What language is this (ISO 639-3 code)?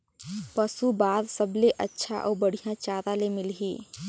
hne